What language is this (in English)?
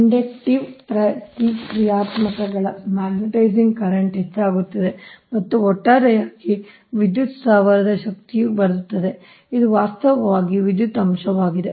Kannada